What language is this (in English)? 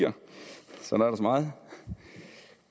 Danish